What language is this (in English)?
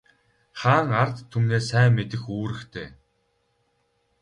Mongolian